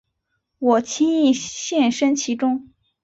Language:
Chinese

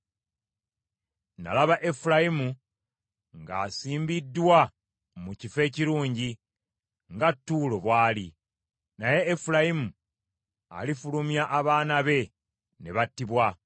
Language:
Ganda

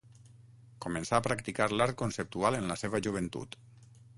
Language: Catalan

